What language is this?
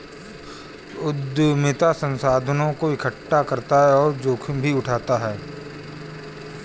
Hindi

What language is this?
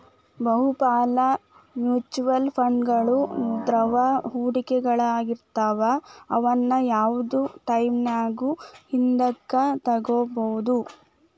Kannada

